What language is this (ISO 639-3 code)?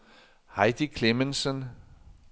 dan